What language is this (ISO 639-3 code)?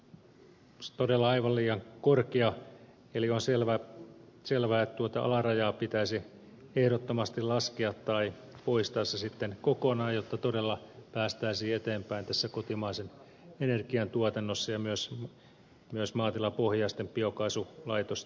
fin